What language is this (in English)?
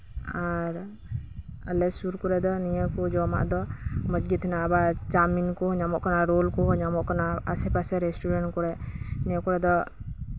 Santali